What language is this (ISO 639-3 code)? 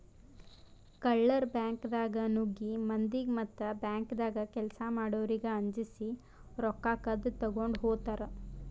kan